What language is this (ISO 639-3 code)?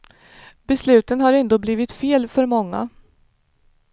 swe